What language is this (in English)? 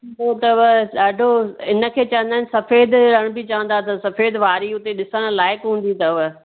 Sindhi